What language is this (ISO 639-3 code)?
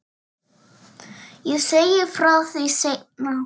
isl